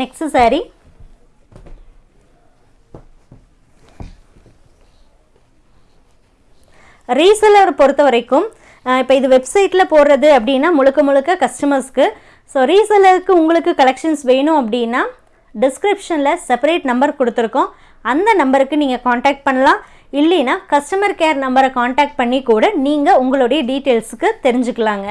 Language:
Tamil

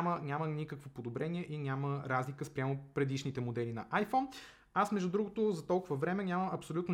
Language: Bulgarian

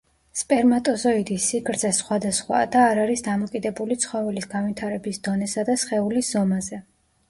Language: Georgian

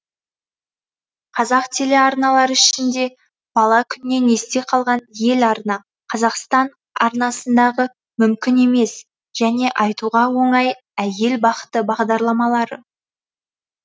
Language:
Kazakh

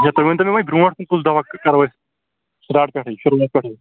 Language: Kashmiri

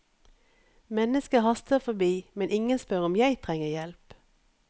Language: Norwegian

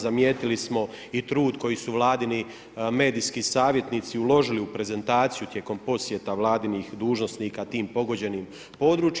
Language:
Croatian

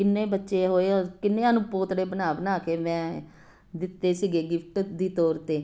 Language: Punjabi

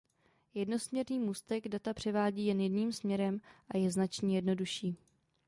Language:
Czech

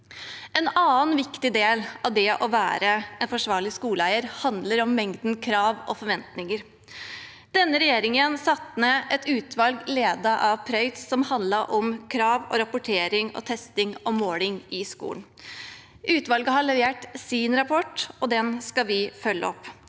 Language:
Norwegian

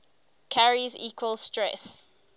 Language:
English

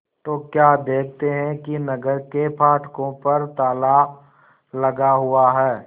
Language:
Hindi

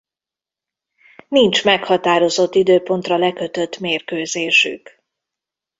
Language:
Hungarian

